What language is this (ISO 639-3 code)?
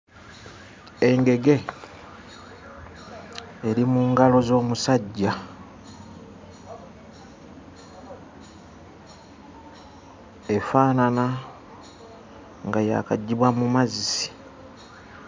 lug